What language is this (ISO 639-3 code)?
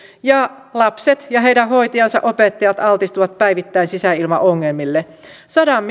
fin